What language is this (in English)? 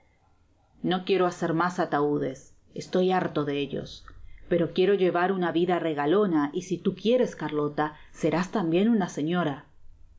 Spanish